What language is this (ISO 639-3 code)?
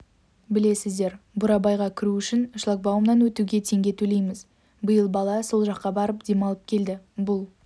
kaz